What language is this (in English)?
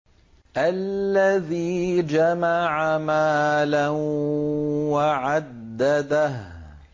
Arabic